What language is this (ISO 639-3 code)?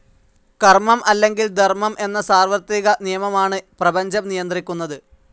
mal